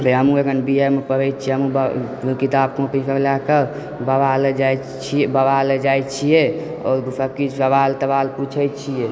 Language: Maithili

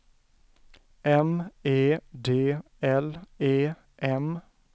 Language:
Swedish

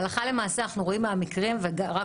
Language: Hebrew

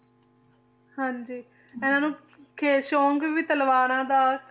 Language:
Punjabi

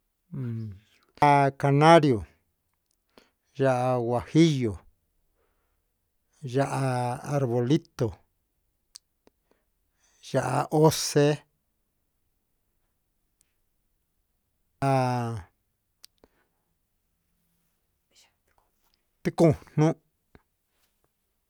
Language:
Huitepec Mixtec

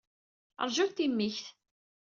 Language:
Kabyle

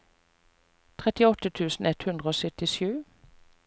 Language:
Norwegian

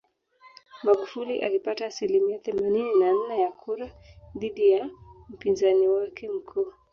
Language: Swahili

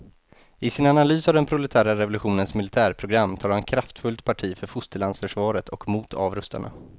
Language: Swedish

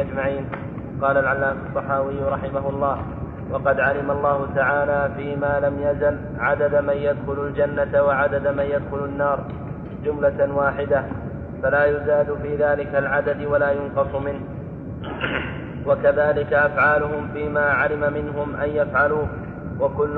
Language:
Arabic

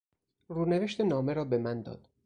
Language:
Persian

